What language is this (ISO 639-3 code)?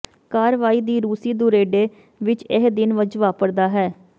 pan